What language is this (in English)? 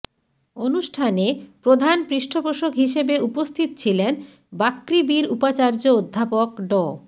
Bangla